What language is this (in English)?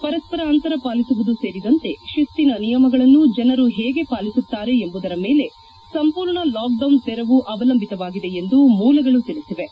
Kannada